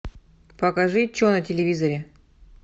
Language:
Russian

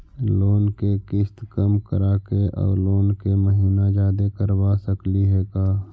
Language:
Magahi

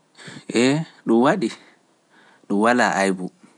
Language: Pular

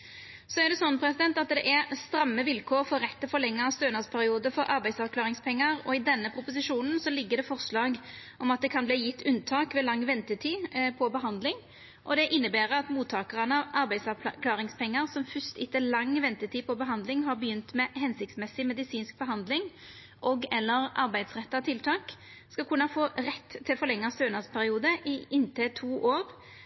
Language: Norwegian Nynorsk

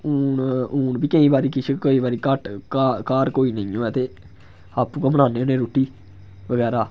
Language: Dogri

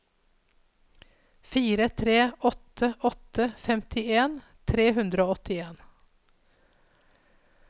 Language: Norwegian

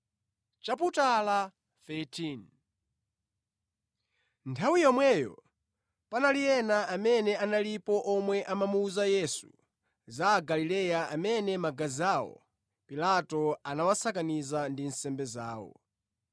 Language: Nyanja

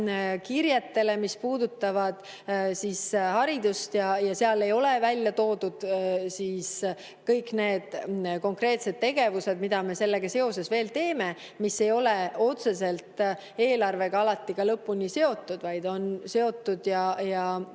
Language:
Estonian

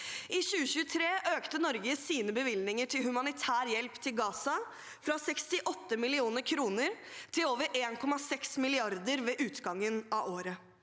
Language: Norwegian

